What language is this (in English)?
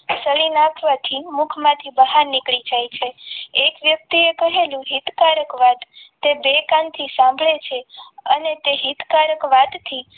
Gujarati